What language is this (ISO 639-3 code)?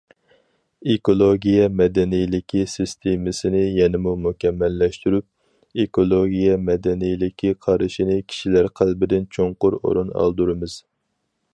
uig